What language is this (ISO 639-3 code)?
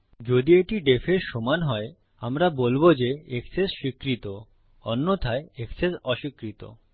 ben